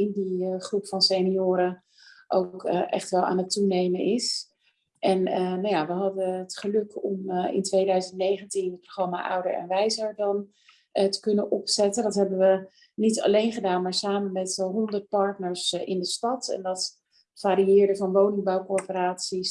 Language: Dutch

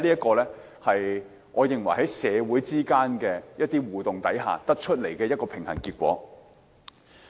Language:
Cantonese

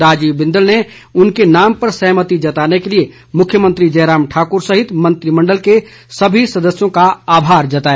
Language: Hindi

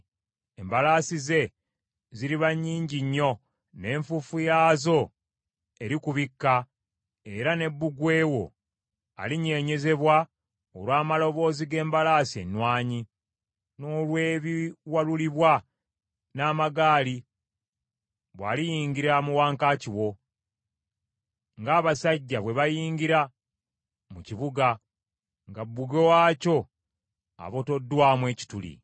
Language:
Ganda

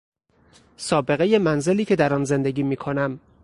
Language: Persian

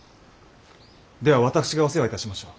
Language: Japanese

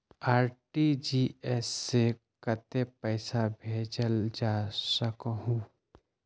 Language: Magahi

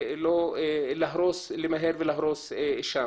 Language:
Hebrew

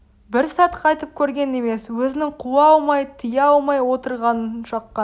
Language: Kazakh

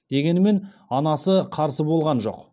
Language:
Kazakh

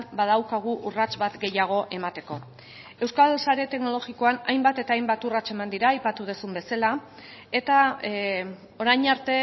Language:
Basque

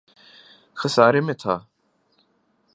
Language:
Urdu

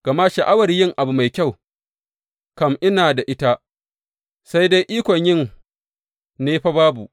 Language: Hausa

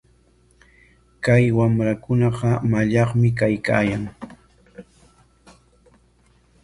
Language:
Corongo Ancash Quechua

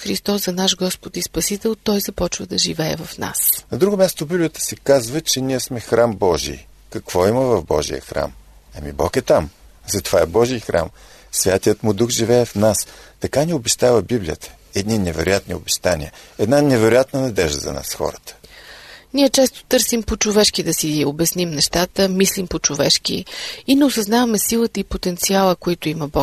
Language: Bulgarian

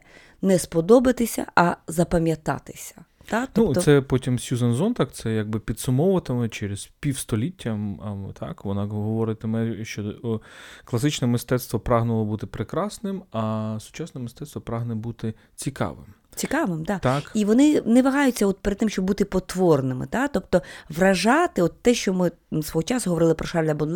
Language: Ukrainian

